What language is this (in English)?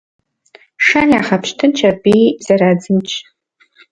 Kabardian